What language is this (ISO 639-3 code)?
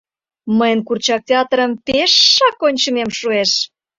chm